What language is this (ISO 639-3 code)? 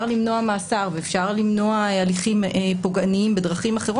heb